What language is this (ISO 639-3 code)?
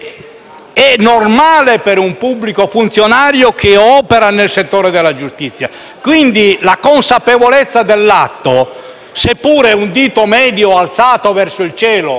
ita